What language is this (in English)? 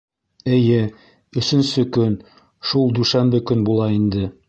Bashkir